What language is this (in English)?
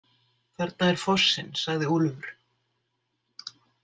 Icelandic